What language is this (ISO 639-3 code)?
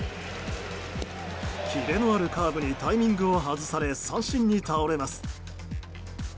jpn